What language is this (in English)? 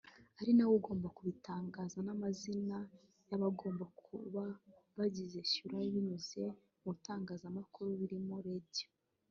Kinyarwanda